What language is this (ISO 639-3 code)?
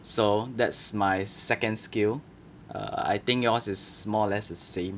eng